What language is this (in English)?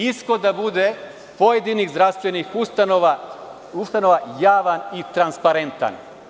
Serbian